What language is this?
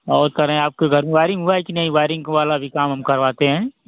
Hindi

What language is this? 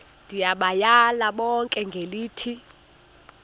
Xhosa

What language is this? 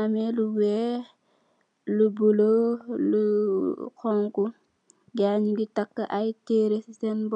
Wolof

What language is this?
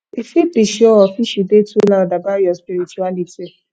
Nigerian Pidgin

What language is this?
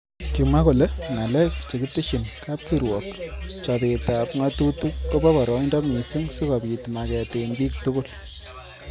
Kalenjin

